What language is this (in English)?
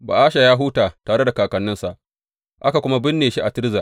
Hausa